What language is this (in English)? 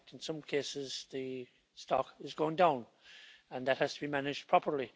English